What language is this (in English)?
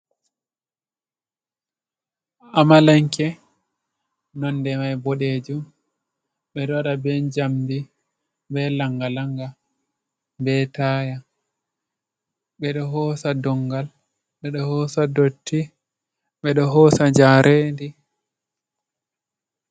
Fula